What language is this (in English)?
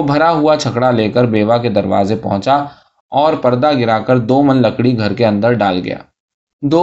Urdu